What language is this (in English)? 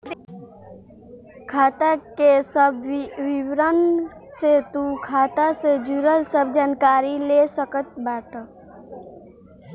Bhojpuri